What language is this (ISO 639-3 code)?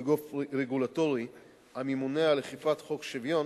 heb